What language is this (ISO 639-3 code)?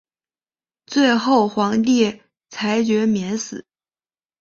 zho